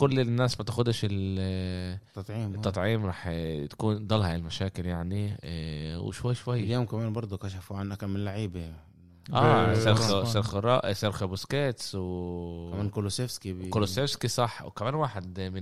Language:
Arabic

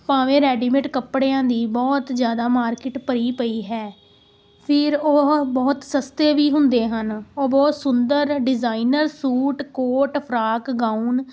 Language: Punjabi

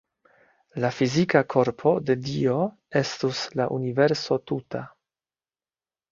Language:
Esperanto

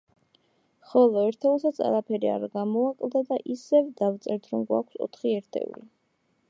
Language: Georgian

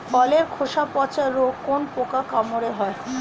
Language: Bangla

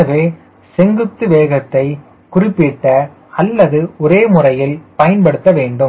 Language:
Tamil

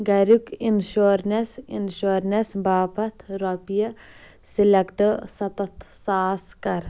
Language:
Kashmiri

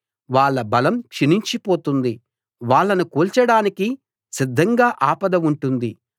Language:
Telugu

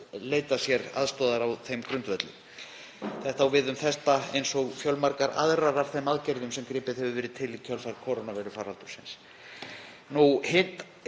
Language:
Icelandic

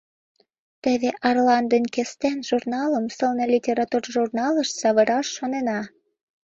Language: Mari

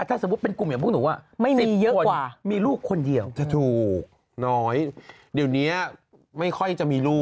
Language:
Thai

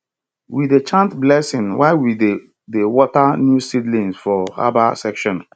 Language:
Nigerian Pidgin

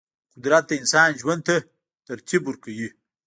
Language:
Pashto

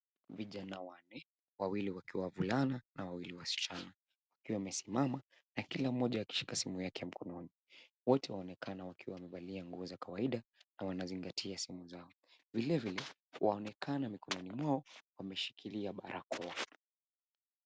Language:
Swahili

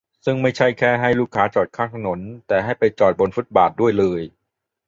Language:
Thai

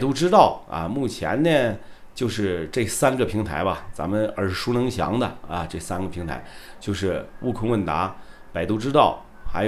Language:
Chinese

